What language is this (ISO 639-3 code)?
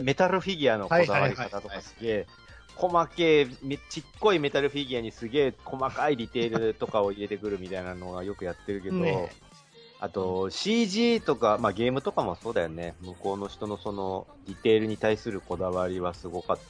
jpn